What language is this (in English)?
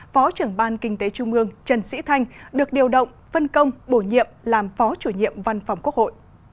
Vietnamese